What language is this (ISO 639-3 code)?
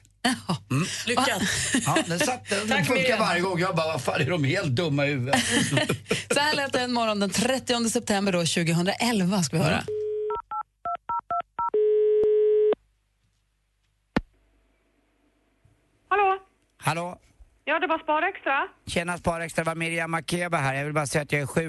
swe